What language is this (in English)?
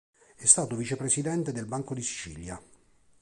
Italian